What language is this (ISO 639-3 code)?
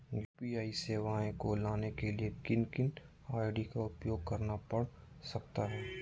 mag